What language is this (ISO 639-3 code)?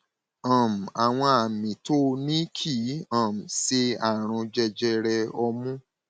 yor